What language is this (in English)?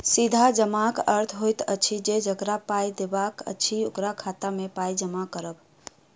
Maithili